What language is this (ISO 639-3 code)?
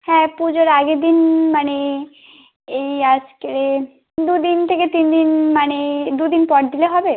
ben